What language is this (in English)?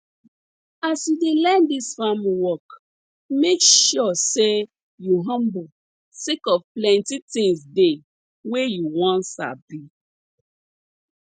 Nigerian Pidgin